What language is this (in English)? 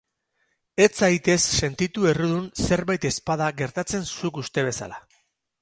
Basque